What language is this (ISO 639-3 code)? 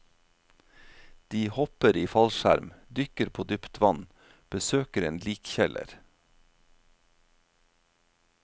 nor